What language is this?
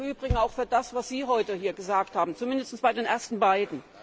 German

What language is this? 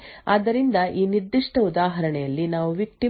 Kannada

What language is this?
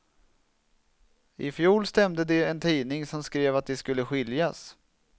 Swedish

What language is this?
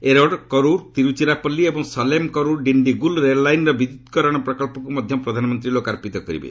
Odia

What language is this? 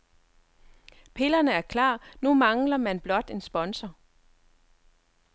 Danish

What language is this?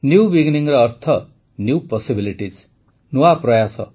Odia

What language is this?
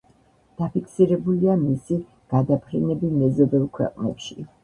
Georgian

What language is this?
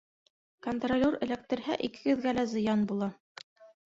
Bashkir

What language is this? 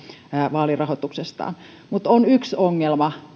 Finnish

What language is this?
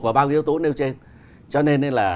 Vietnamese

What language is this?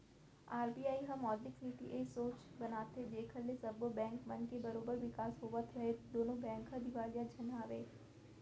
Chhattisgarhi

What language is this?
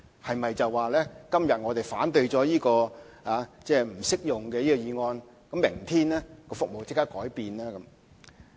Cantonese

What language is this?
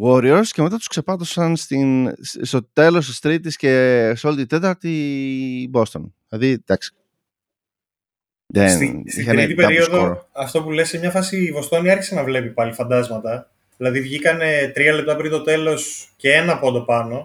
Greek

